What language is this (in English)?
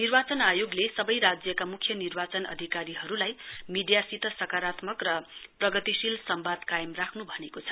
Nepali